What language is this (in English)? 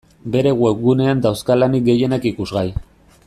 Basque